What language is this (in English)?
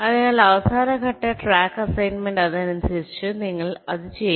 Malayalam